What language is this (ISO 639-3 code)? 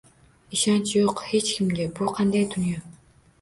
uzb